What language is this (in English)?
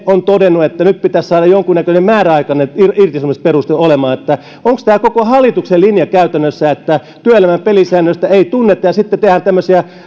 Finnish